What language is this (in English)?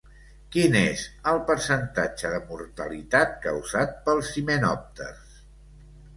Catalan